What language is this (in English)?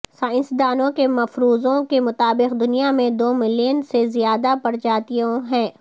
Urdu